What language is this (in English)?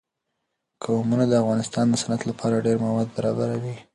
Pashto